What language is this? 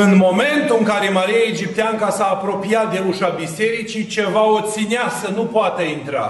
Romanian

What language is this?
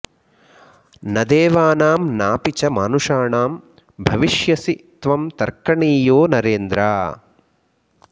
Sanskrit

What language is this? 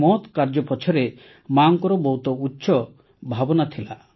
Odia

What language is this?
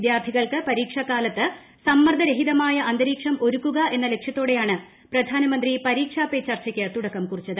Malayalam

